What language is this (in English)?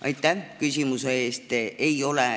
Estonian